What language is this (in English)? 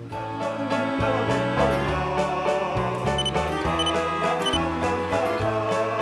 Korean